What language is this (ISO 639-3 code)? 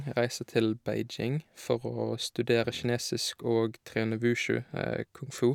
nor